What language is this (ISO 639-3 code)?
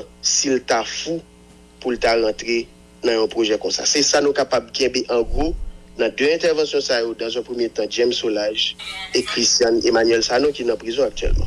fra